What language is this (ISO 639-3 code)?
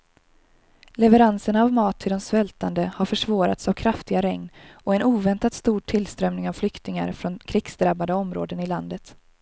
swe